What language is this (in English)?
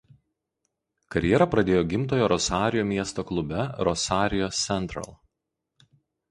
Lithuanian